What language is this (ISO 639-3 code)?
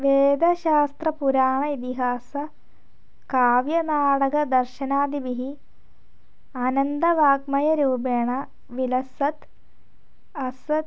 san